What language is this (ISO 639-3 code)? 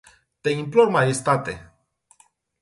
ron